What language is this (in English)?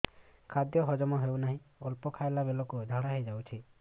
Odia